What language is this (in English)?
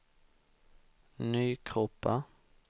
Swedish